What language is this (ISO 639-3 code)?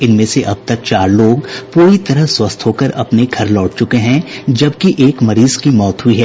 hin